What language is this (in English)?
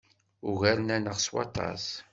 Kabyle